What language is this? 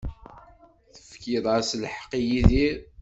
Kabyle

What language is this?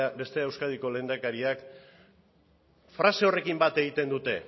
Basque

